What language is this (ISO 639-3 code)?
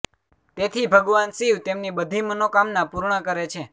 guj